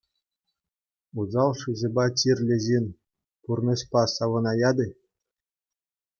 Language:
Chuvash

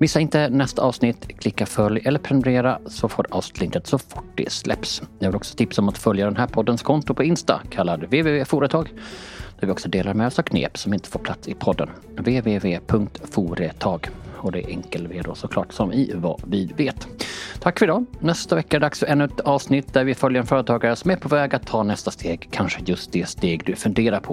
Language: Swedish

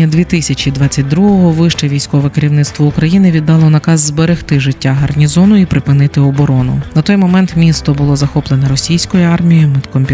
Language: Ukrainian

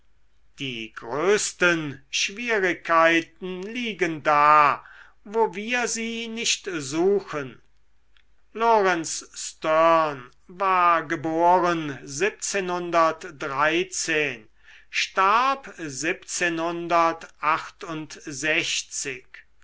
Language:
German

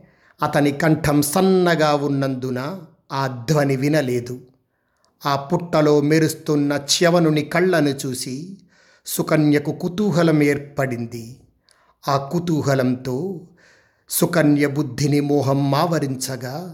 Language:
Telugu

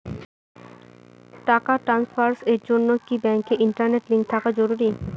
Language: Bangla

